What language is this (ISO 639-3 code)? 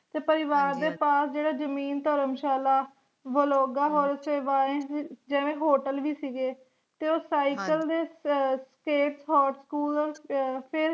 pan